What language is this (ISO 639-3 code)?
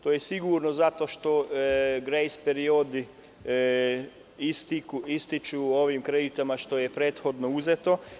srp